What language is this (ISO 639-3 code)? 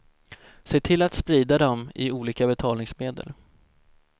swe